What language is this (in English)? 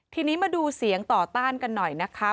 Thai